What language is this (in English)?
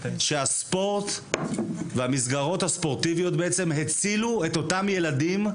Hebrew